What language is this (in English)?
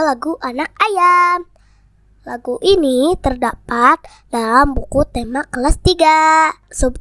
Indonesian